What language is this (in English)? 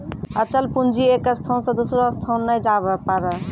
Maithili